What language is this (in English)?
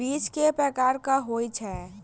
Maithili